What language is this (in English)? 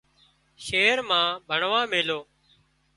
Wadiyara Koli